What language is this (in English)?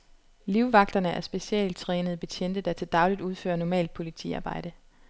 Danish